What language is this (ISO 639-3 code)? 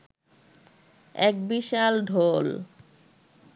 ben